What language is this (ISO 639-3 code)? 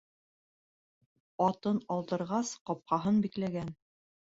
bak